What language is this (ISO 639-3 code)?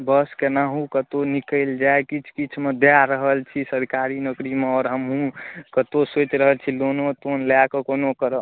mai